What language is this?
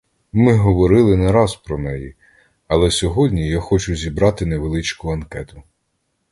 Ukrainian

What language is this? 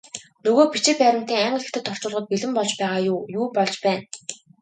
Mongolian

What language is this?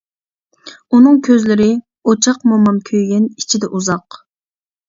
Uyghur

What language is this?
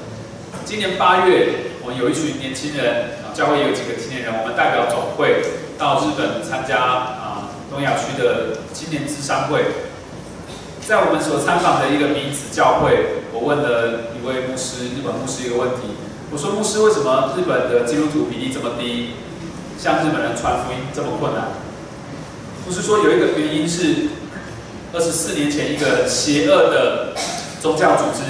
Chinese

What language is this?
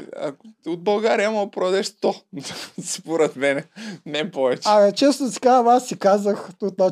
Bulgarian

